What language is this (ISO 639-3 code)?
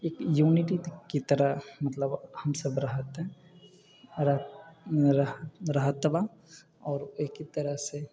mai